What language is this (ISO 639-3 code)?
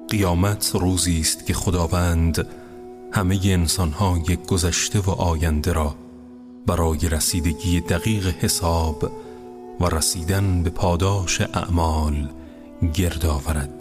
fas